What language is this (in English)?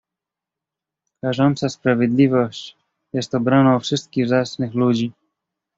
Polish